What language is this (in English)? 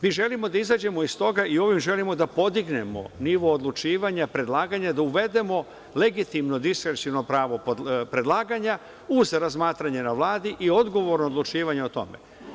Serbian